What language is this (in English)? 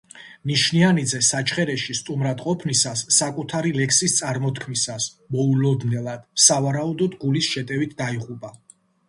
Georgian